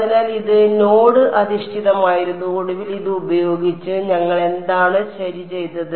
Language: Malayalam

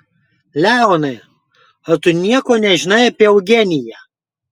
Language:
Lithuanian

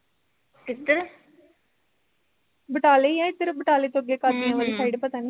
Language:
Punjabi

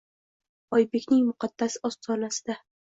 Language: Uzbek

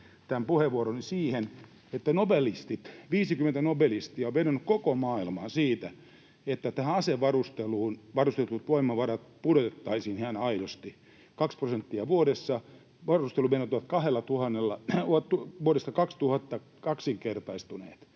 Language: Finnish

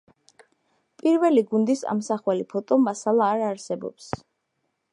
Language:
Georgian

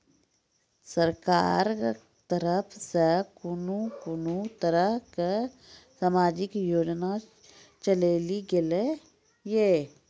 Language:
Maithili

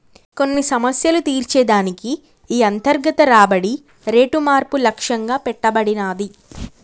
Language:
Telugu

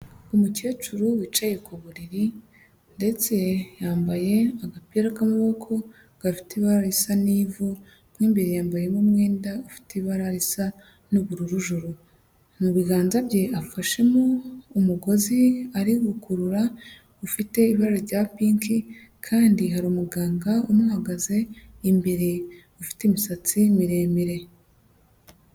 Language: Kinyarwanda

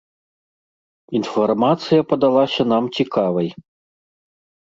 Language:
Belarusian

